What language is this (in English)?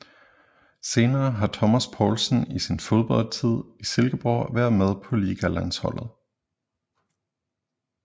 Danish